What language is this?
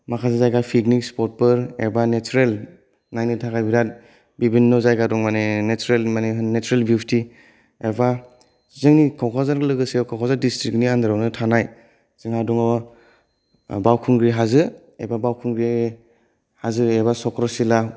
Bodo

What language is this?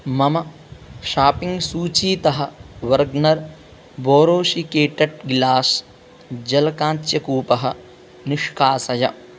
Sanskrit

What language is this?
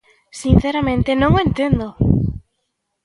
Galician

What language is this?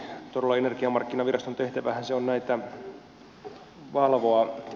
Finnish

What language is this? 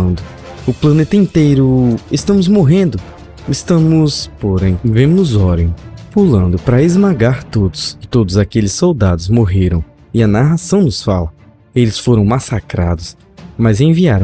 Portuguese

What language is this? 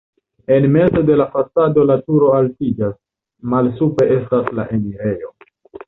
Esperanto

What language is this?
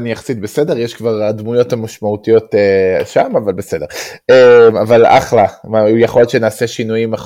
Hebrew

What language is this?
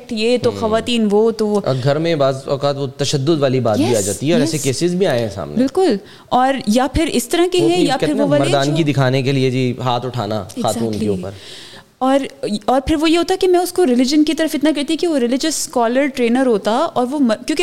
Urdu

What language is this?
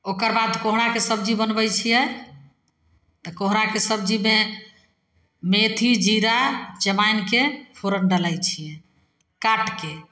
Maithili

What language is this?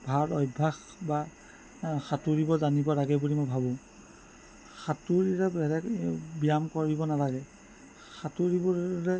Assamese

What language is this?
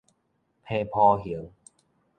Min Nan Chinese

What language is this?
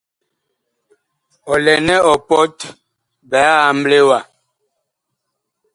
Bakoko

